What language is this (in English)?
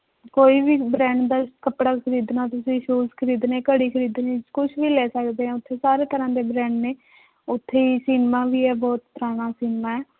Punjabi